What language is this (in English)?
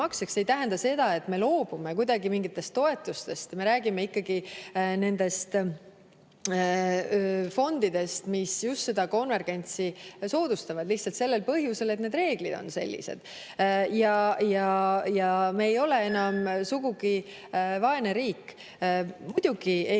Estonian